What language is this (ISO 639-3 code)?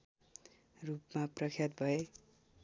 nep